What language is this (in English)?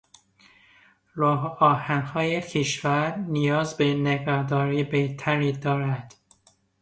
Persian